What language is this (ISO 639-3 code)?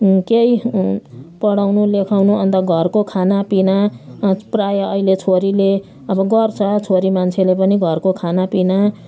nep